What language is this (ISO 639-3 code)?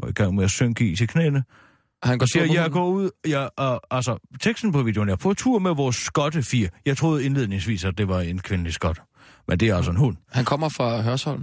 dan